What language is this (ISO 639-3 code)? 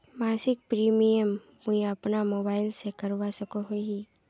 mag